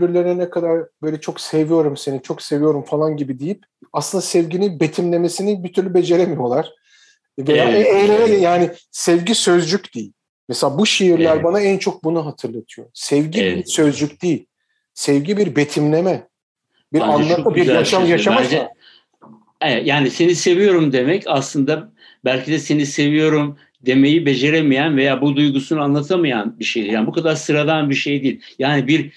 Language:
Turkish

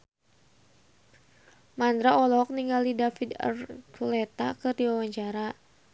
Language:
Sundanese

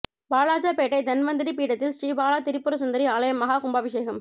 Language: Tamil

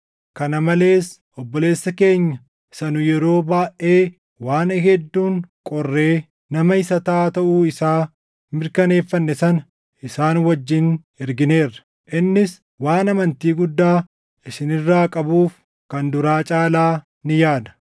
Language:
Oromo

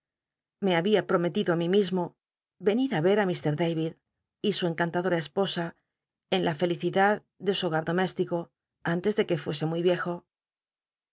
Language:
Spanish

